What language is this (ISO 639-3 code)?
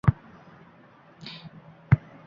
uzb